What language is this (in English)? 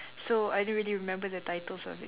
English